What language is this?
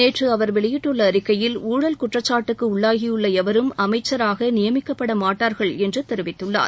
Tamil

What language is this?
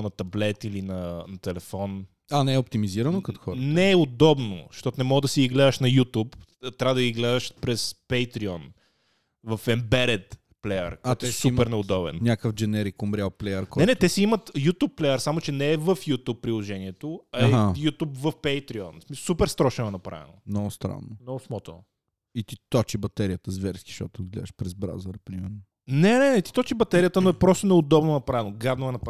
Bulgarian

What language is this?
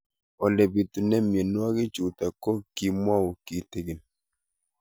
Kalenjin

